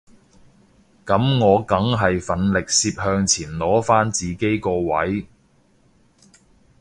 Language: Cantonese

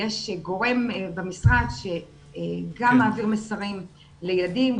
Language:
Hebrew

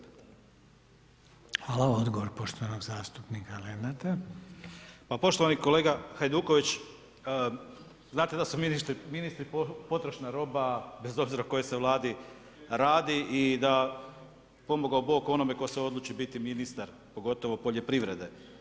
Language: Croatian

